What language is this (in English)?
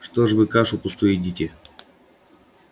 Russian